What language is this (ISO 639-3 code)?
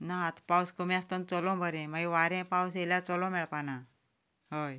kok